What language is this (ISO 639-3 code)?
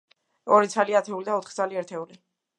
kat